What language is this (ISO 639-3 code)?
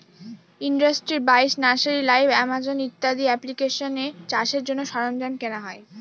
ben